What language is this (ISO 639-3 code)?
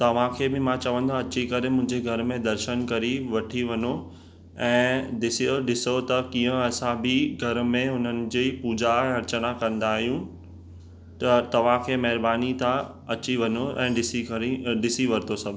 snd